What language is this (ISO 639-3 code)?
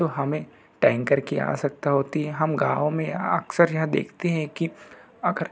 hin